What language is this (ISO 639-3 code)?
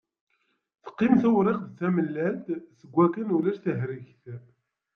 kab